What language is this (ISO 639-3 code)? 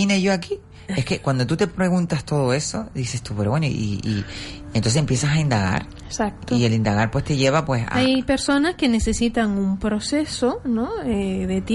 spa